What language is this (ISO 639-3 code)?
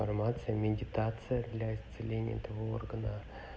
rus